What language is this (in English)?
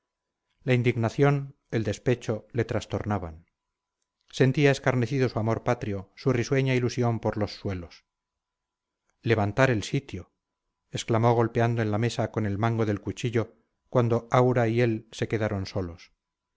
Spanish